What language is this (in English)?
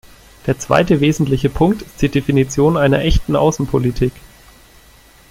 German